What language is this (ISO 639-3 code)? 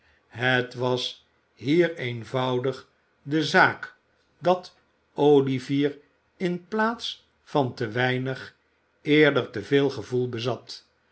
nld